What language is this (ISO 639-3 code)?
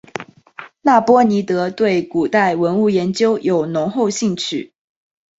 zho